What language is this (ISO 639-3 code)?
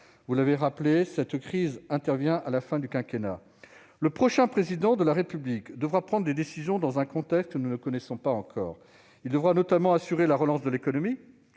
fra